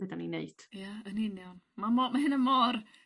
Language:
Welsh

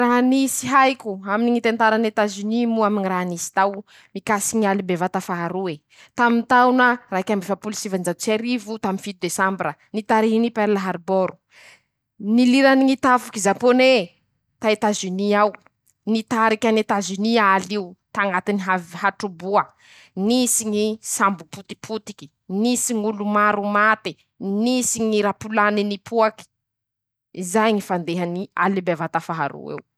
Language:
Masikoro Malagasy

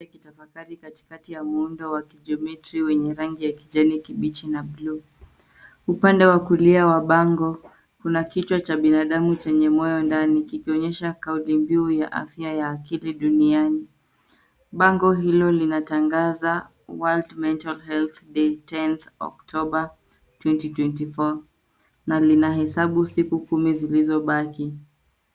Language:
Swahili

